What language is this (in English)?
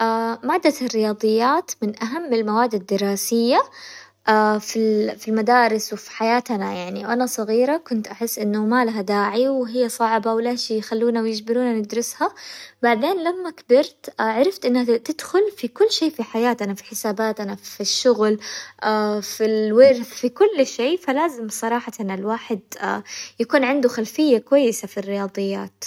Hijazi Arabic